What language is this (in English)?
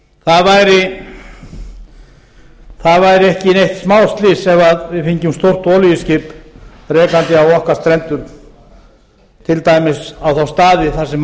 Icelandic